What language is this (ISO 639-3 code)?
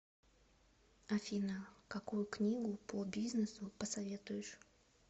rus